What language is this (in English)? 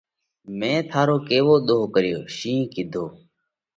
Parkari Koli